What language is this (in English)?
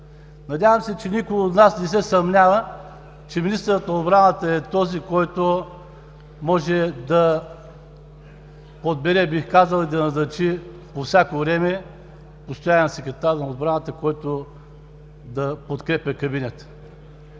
Bulgarian